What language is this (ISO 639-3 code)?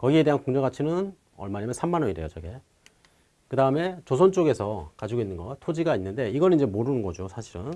kor